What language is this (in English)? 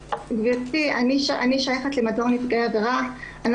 Hebrew